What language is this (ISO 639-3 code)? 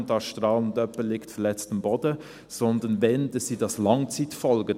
gsw